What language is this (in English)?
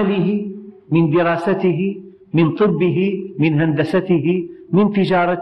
Arabic